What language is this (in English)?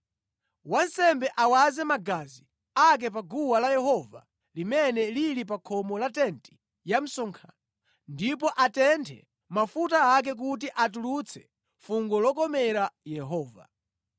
Nyanja